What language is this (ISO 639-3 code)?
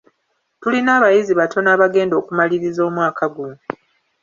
lug